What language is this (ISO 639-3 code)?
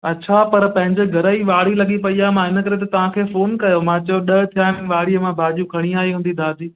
snd